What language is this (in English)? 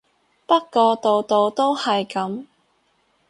Cantonese